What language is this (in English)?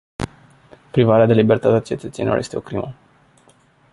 Romanian